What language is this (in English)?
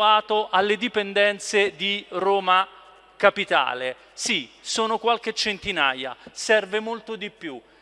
Italian